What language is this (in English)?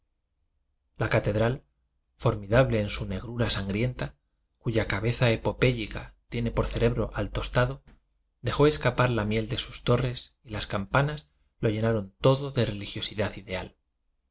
Spanish